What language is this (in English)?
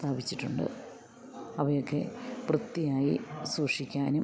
Malayalam